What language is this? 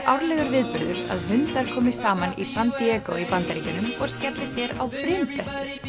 Icelandic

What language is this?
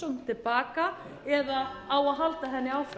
Icelandic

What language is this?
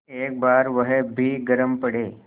Hindi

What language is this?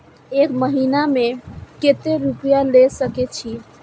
Maithili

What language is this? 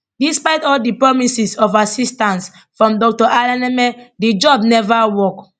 Nigerian Pidgin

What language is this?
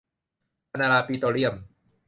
Thai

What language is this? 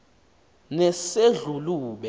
Xhosa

